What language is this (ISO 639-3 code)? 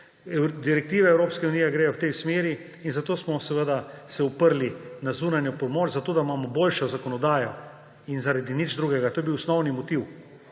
slv